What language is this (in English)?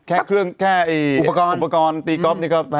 Thai